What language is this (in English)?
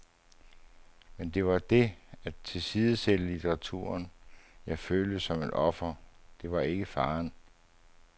Danish